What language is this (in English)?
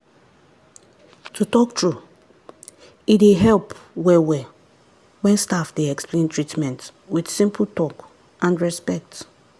Nigerian Pidgin